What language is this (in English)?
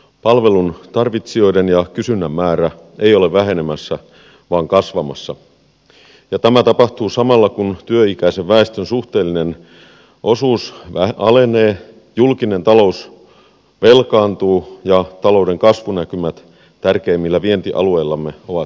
Finnish